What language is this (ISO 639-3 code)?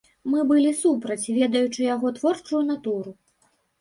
bel